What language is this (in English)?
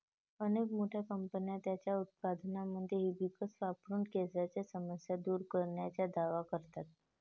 Marathi